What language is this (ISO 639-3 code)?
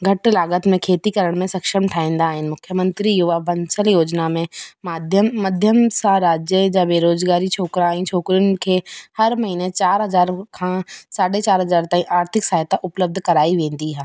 snd